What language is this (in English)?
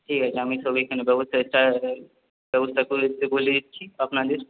Bangla